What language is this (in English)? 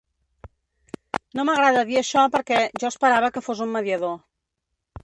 Catalan